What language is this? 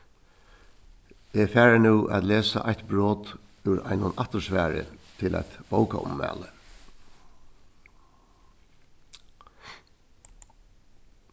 Faroese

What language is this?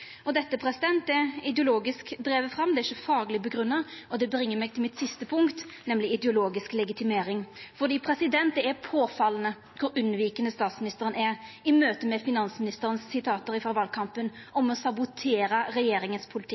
Norwegian Nynorsk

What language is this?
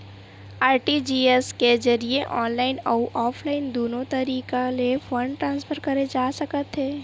Chhattisgarhi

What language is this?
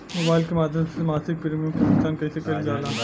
Bhojpuri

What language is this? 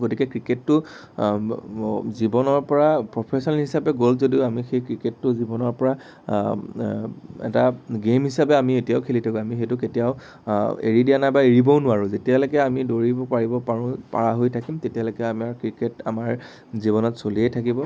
Assamese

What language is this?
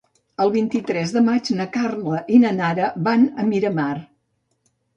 Catalan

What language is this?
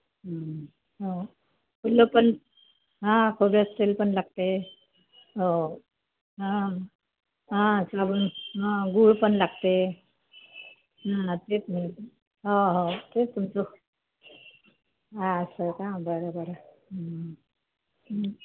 Marathi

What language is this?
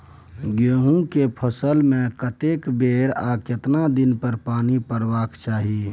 Maithili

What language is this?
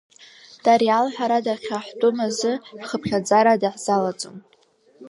Abkhazian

